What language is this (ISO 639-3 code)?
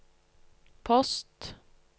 nor